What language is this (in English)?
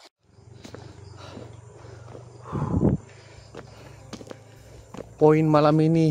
Indonesian